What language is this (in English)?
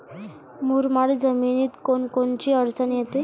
Marathi